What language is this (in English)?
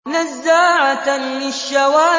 Arabic